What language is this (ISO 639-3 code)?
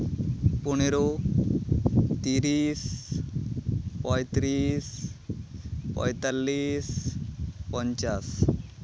sat